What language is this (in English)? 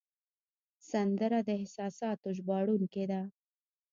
Pashto